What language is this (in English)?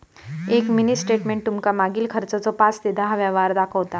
Marathi